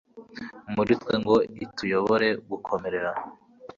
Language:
Kinyarwanda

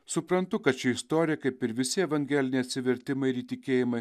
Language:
Lithuanian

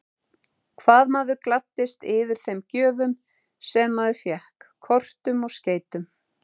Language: Icelandic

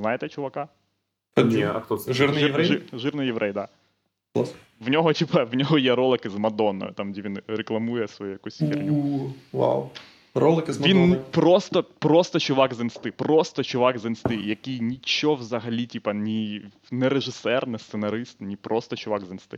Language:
Ukrainian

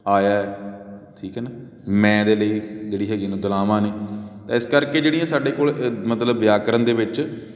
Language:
Punjabi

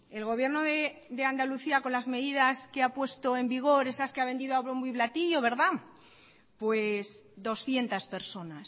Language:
Spanish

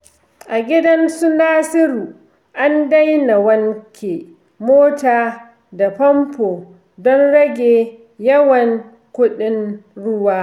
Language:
Hausa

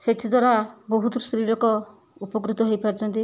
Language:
Odia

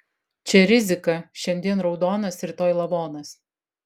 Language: Lithuanian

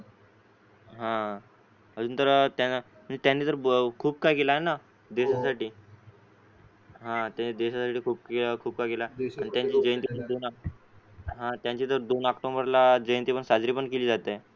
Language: Marathi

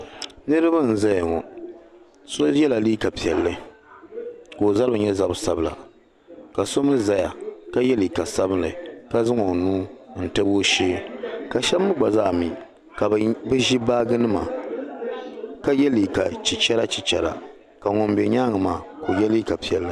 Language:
Dagbani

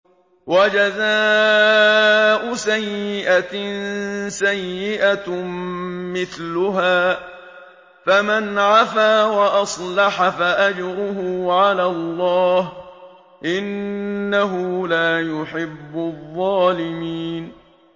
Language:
Arabic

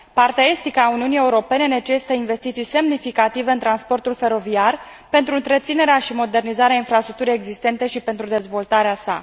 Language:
Romanian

